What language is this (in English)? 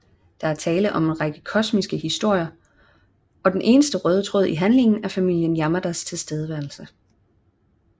Danish